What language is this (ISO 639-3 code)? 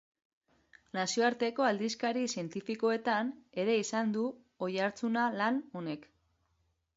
eus